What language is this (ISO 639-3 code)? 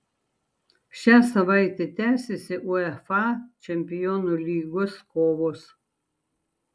lit